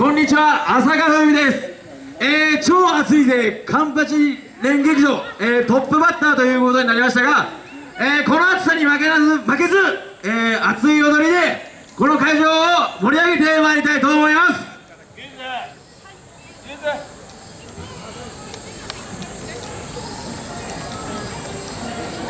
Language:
Japanese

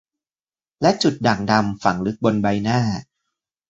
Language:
Thai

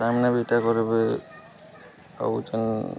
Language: Odia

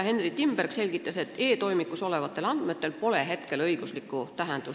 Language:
Estonian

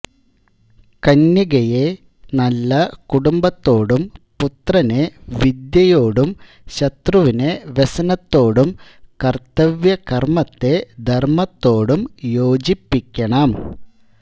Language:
Malayalam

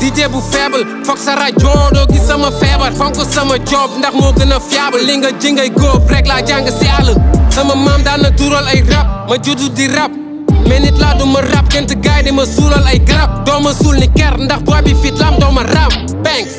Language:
Romanian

